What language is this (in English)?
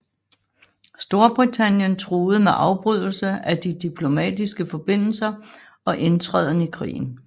Danish